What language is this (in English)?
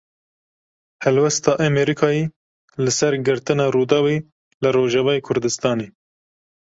Kurdish